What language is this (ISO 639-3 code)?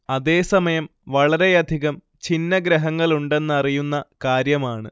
mal